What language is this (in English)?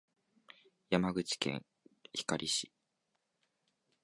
Japanese